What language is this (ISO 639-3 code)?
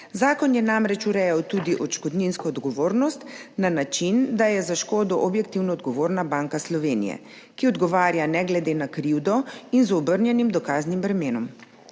slv